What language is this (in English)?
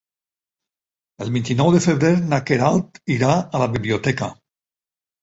Catalan